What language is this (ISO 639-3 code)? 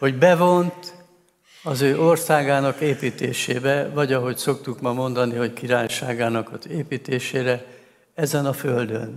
hun